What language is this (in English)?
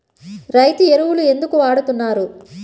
Telugu